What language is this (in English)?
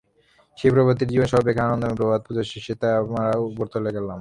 Bangla